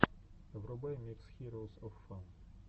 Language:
Russian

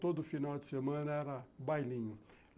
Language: Portuguese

